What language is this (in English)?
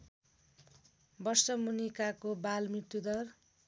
Nepali